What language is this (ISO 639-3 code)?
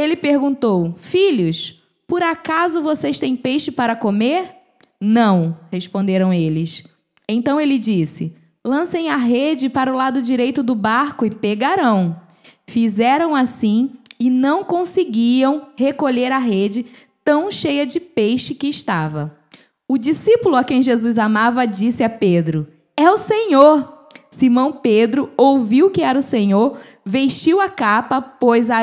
por